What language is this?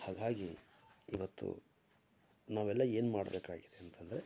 Kannada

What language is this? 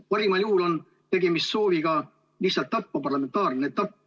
Estonian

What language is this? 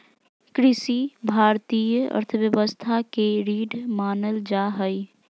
Magahi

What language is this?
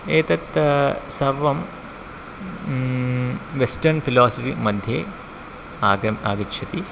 Sanskrit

